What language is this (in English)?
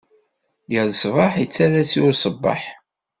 Kabyle